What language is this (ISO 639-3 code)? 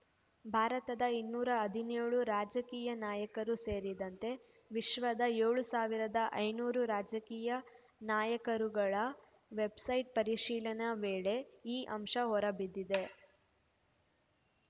kan